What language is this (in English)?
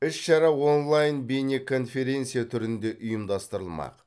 Kazakh